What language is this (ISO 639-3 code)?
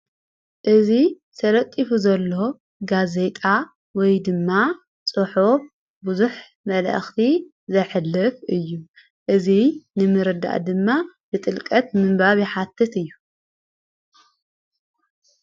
tir